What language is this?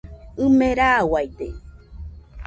Nüpode Huitoto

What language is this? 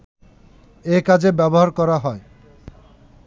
Bangla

